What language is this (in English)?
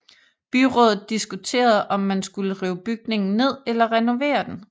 Danish